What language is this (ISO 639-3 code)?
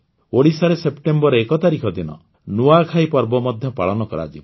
ori